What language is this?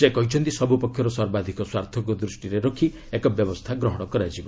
Odia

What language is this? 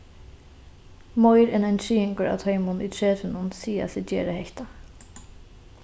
Faroese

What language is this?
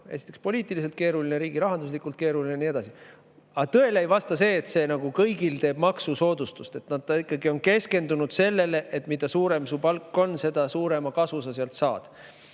Estonian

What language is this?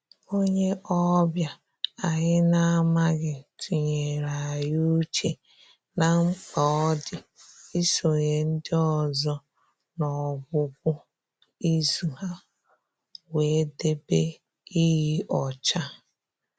Igbo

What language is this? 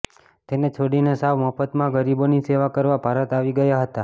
Gujarati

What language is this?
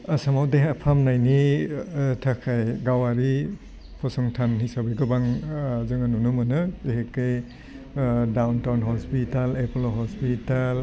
Bodo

